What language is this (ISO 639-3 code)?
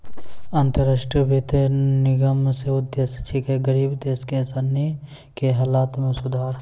mai